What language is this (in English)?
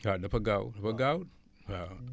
Wolof